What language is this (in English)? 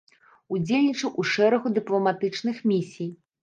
Belarusian